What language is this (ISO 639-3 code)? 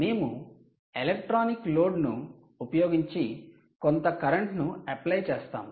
tel